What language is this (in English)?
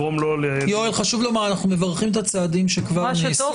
Hebrew